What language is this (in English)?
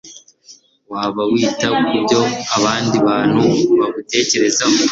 Kinyarwanda